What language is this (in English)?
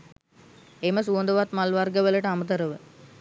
Sinhala